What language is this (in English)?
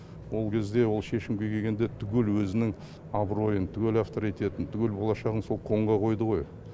Kazakh